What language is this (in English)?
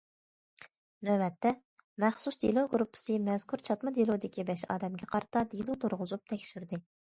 Uyghur